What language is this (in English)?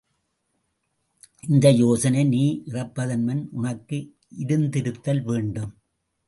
Tamil